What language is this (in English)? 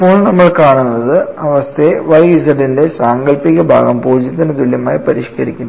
Malayalam